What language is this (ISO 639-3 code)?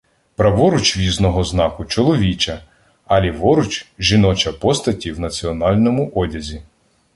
ukr